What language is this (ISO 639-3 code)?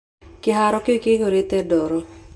kik